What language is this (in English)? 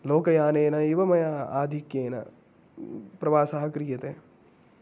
Sanskrit